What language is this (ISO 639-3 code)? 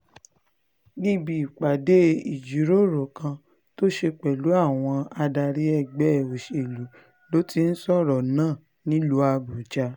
yor